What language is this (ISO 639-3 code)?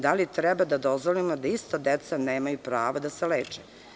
srp